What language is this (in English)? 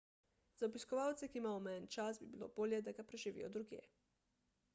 Slovenian